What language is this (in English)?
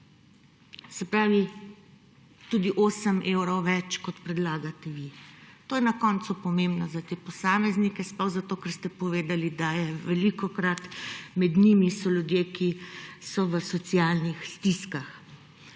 Slovenian